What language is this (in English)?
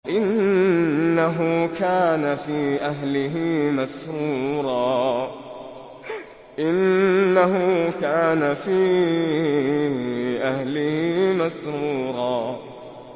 Arabic